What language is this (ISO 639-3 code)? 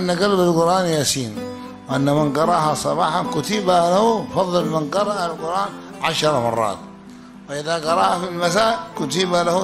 ara